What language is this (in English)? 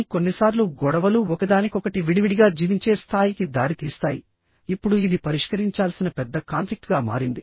Telugu